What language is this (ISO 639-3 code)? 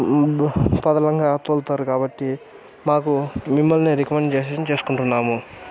tel